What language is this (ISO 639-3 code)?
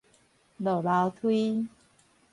nan